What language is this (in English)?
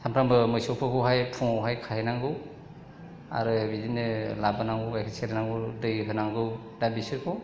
Bodo